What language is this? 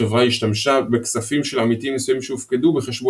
Hebrew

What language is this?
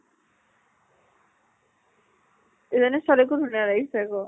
Assamese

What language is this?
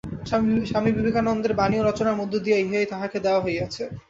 Bangla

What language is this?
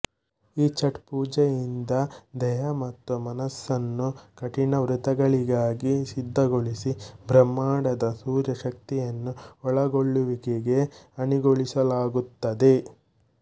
Kannada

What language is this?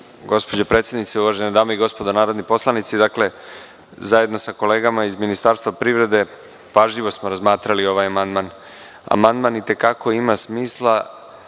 Serbian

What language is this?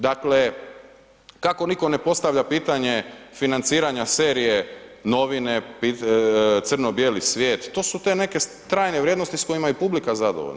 Croatian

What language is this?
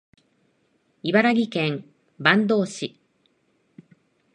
Japanese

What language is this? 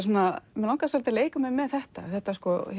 Icelandic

